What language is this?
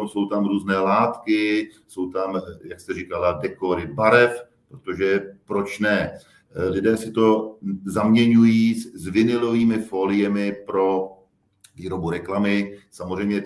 Czech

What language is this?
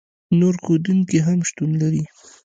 Pashto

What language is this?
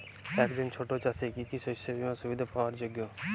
Bangla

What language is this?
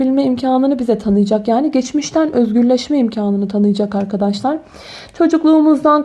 Turkish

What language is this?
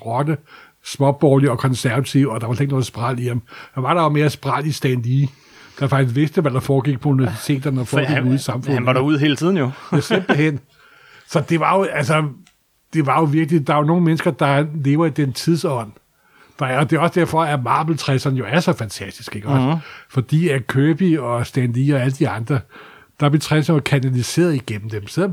Danish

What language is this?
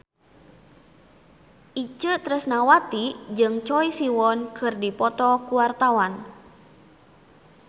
Sundanese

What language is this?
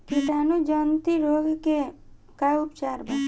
Bhojpuri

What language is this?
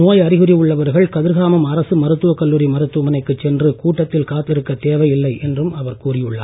Tamil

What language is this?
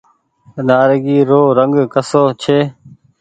Goaria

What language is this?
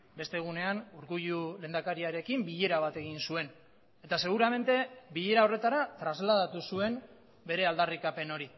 Basque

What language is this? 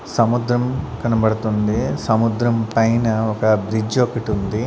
Telugu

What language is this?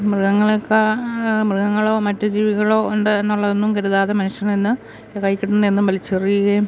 Malayalam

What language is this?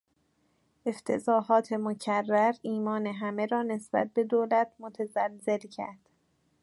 Persian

